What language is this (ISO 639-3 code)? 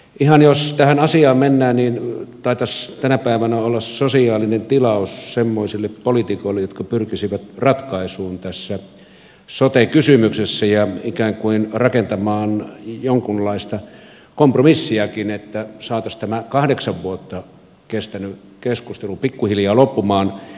fin